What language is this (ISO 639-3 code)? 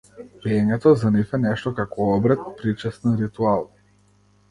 mkd